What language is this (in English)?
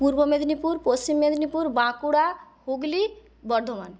Bangla